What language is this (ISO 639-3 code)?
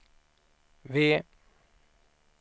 swe